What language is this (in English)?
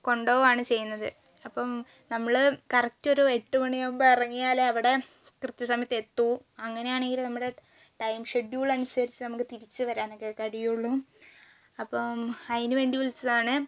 Malayalam